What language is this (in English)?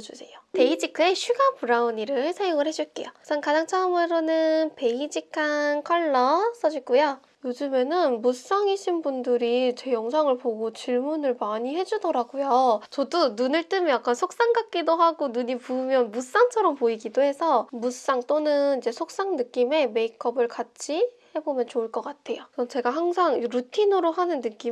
Korean